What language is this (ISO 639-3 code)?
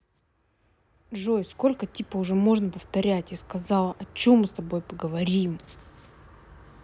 rus